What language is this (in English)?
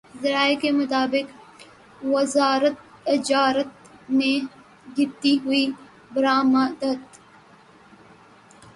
Urdu